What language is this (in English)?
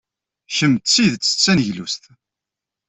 Kabyle